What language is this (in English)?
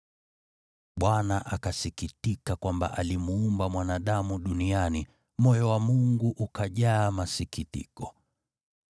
Swahili